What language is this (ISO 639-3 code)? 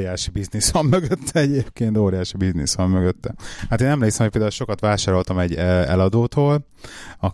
hun